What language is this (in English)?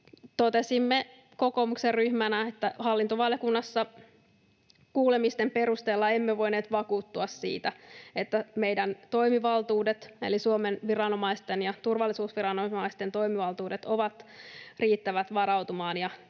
Finnish